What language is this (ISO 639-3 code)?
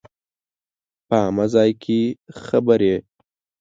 pus